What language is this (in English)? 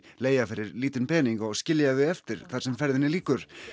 Icelandic